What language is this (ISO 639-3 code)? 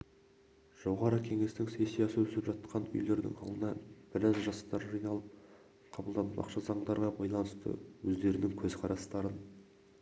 kaz